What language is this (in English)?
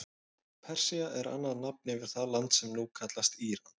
Icelandic